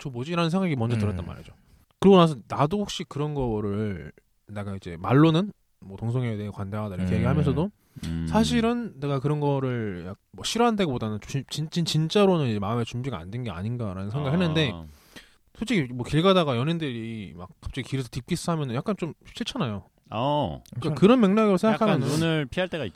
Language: Korean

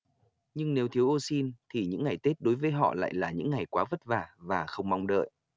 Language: Vietnamese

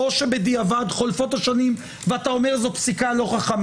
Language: Hebrew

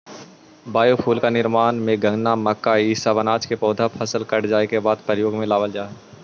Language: Magahi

